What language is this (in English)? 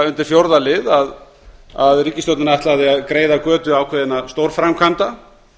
Icelandic